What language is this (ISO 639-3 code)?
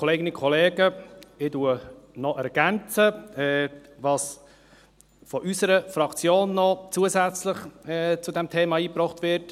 gsw